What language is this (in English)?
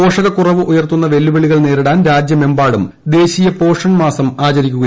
Malayalam